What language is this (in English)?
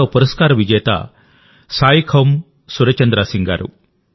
Telugu